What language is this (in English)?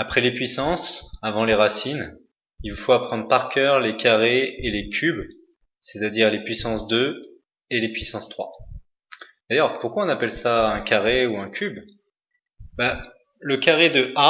French